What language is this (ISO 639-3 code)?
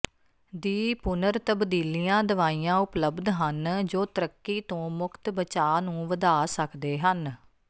pan